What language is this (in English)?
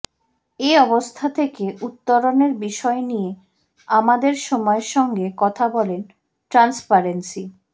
Bangla